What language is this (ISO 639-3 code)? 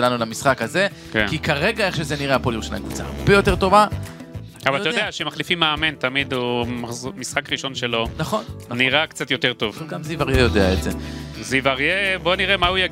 heb